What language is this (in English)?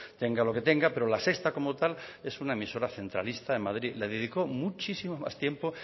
Spanish